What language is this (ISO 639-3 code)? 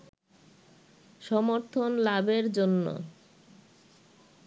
ben